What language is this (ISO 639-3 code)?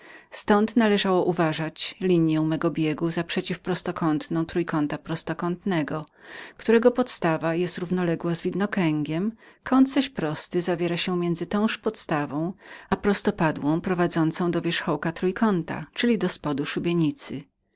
pol